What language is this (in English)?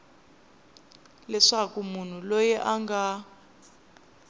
Tsonga